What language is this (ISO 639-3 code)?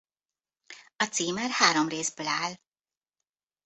hun